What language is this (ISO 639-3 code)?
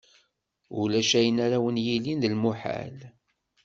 kab